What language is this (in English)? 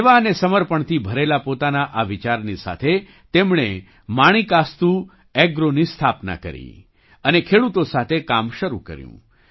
Gujarati